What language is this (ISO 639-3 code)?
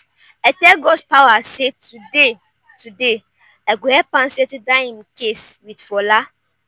pcm